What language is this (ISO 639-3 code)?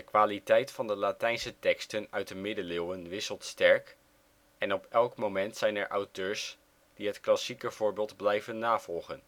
nld